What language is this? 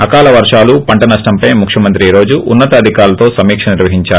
Telugu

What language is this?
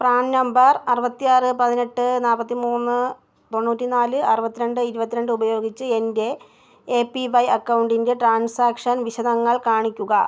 Malayalam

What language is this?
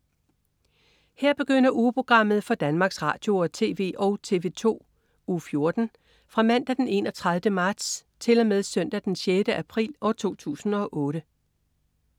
Danish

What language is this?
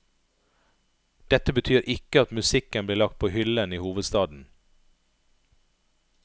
Norwegian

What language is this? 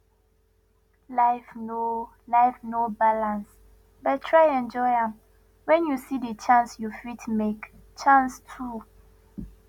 Nigerian Pidgin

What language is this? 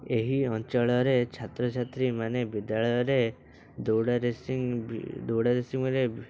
Odia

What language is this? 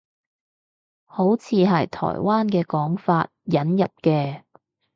Cantonese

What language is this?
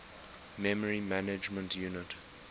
English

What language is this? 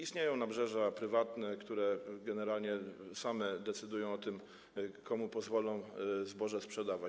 Polish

